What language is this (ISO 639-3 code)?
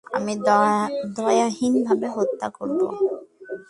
ben